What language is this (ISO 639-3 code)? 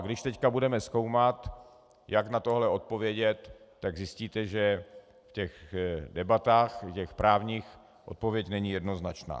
ces